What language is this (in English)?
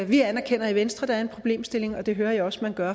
Danish